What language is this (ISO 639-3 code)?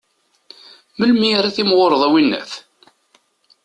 kab